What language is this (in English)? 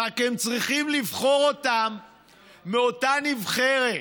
Hebrew